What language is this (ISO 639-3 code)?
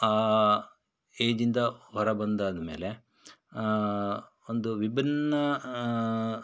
kan